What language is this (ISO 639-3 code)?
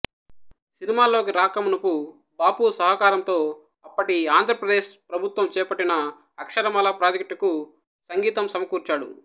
tel